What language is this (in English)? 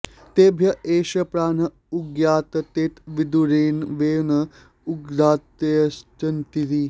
Sanskrit